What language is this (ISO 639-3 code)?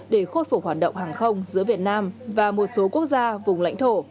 vie